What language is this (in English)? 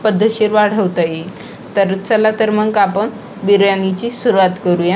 Marathi